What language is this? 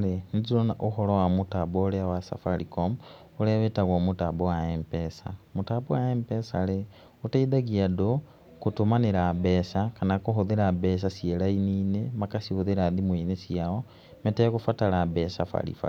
Kikuyu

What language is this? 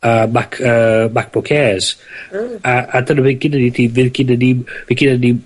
Welsh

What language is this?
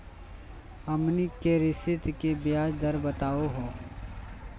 Magahi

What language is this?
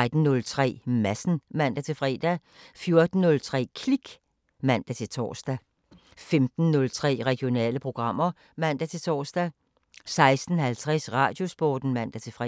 Danish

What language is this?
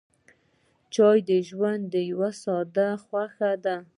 Pashto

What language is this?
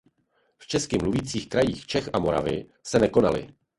Czech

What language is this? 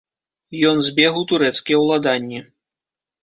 Belarusian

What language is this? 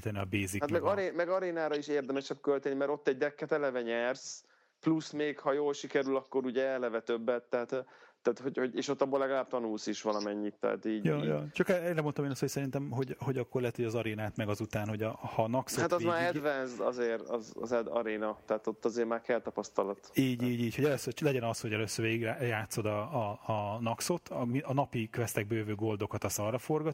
Hungarian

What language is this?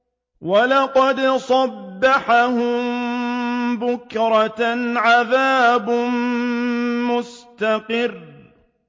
Arabic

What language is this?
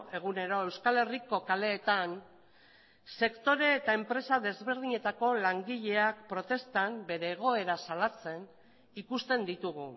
Basque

